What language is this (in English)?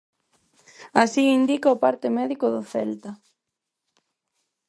Galician